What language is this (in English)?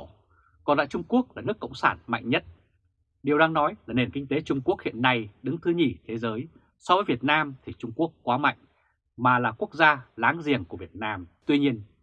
Vietnamese